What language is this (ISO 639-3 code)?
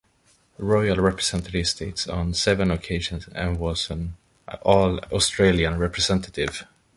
eng